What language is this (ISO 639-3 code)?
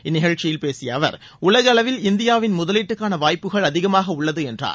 tam